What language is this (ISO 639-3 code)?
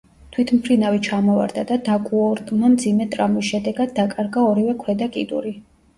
kat